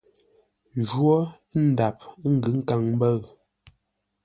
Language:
Ngombale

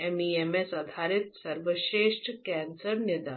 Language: Hindi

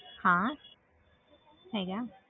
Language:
Punjabi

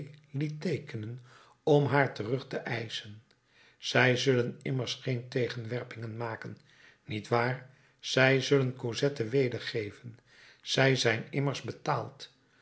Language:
Dutch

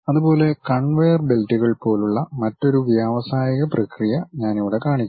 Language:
Malayalam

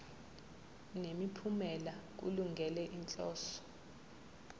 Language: Zulu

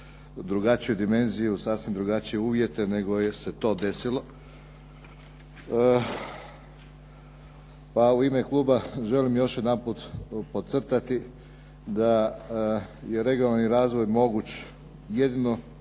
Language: Croatian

